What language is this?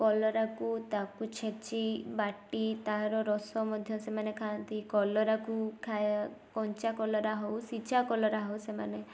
Odia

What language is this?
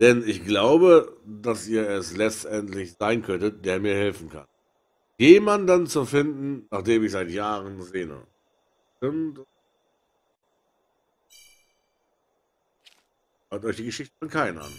German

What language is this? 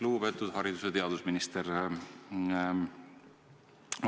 Estonian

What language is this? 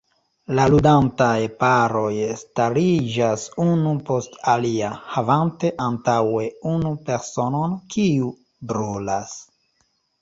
Esperanto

